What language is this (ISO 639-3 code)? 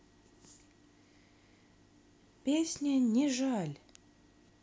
rus